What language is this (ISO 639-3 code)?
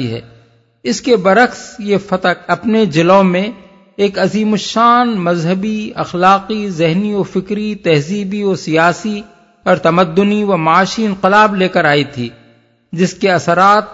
urd